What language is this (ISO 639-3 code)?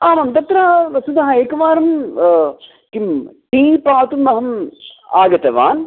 san